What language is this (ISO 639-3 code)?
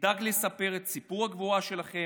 heb